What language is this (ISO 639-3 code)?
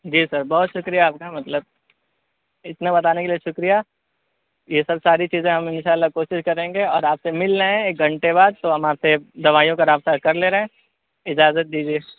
urd